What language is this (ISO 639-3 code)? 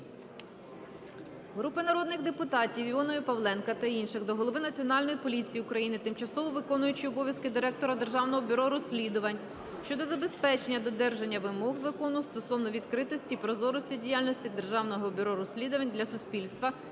ukr